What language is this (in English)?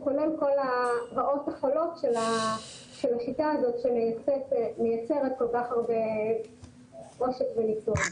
Hebrew